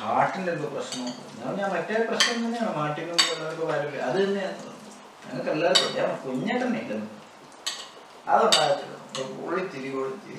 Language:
Malayalam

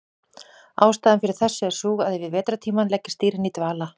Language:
Icelandic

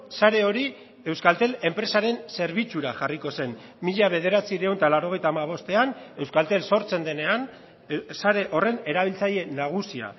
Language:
Basque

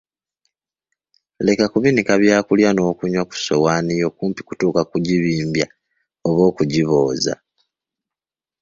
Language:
Ganda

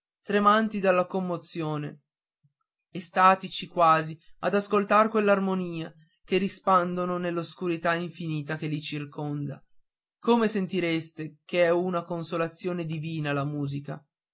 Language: Italian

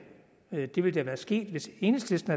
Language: Danish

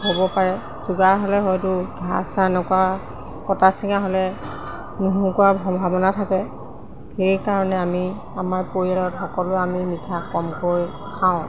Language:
Assamese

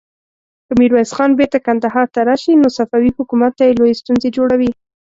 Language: Pashto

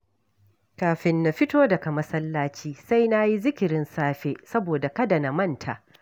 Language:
Hausa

